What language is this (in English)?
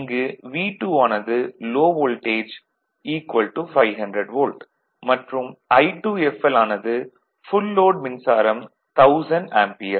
Tamil